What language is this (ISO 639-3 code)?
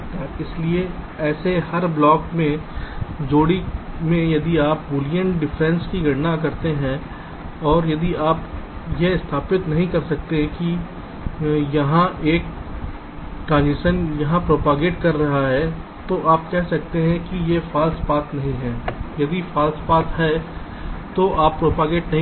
hin